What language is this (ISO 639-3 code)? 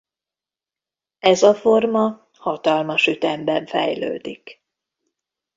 hun